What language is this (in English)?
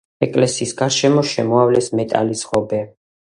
Georgian